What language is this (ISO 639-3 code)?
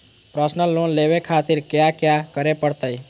mag